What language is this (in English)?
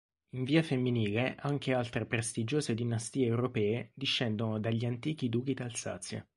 Italian